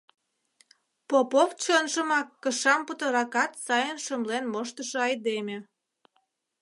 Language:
Mari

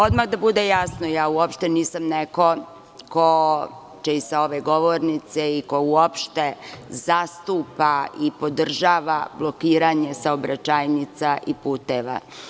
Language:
Serbian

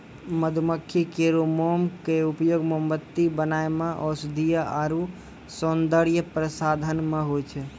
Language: Maithili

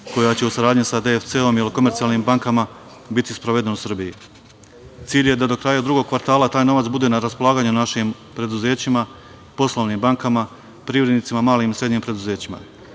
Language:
Serbian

